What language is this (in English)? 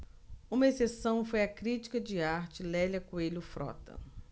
Portuguese